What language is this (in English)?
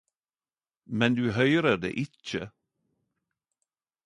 Norwegian Nynorsk